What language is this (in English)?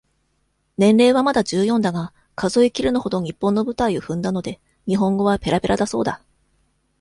Japanese